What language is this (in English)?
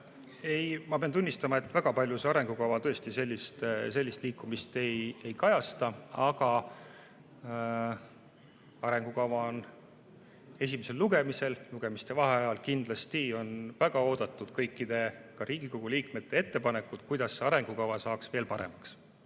Estonian